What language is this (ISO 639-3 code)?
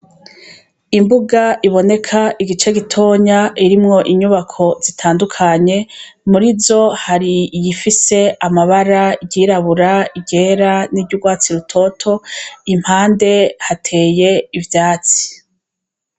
run